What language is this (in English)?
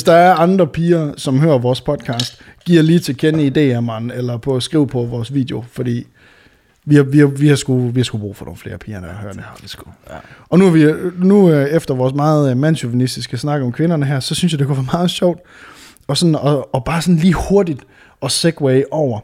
Danish